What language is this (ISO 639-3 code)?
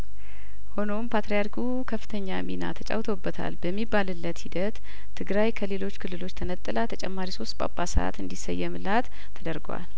amh